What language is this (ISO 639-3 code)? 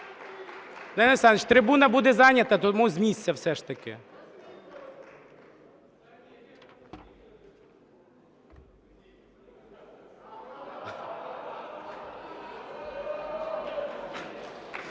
ukr